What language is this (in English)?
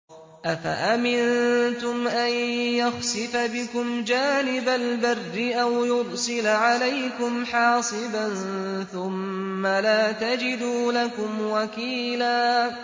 Arabic